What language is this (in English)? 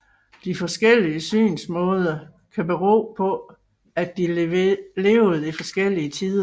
Danish